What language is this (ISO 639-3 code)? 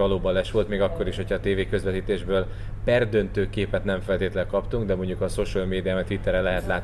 hun